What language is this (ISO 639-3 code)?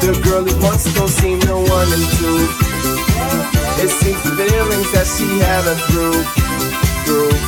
eng